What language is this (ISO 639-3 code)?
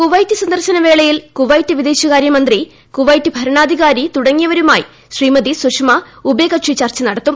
mal